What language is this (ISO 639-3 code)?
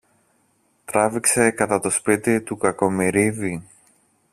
ell